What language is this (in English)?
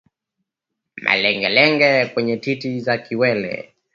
Swahili